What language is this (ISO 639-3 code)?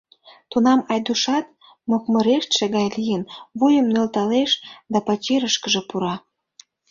chm